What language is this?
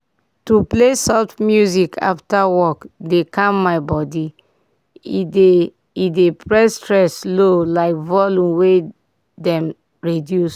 Nigerian Pidgin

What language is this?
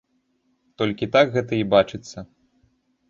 Belarusian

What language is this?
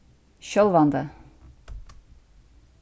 Faroese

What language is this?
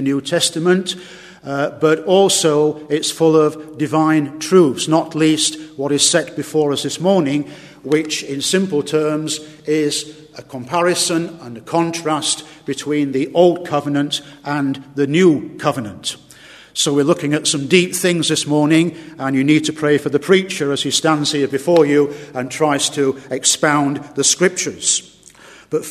English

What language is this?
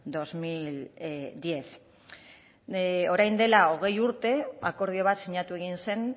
Basque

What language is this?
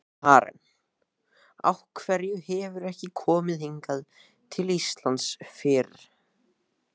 Icelandic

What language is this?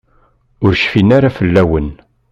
Kabyle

